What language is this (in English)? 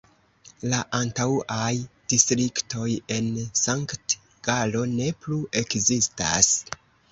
Esperanto